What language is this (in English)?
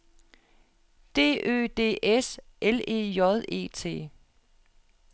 Danish